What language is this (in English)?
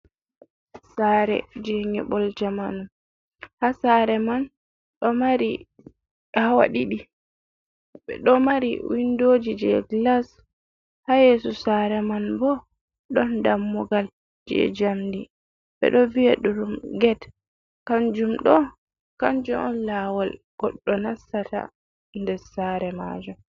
Fula